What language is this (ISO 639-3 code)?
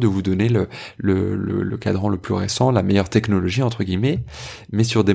fra